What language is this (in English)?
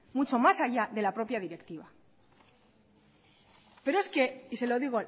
Spanish